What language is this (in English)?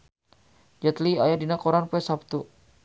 Sundanese